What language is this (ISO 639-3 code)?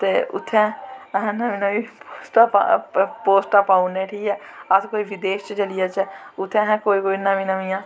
doi